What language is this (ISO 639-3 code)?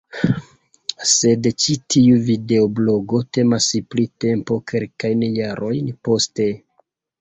epo